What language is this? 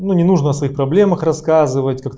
Russian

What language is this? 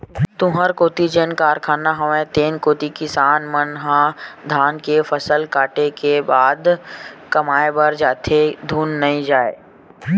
Chhattisgarhi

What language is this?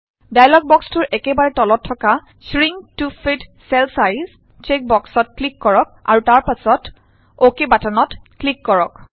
Assamese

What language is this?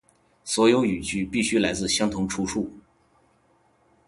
Chinese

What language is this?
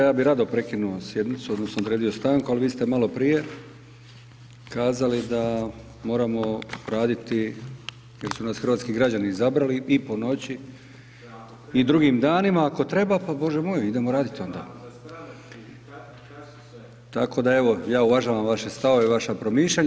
Croatian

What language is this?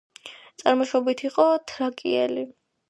Georgian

